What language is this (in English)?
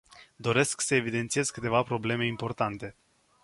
Romanian